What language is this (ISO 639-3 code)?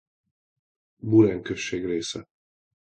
hun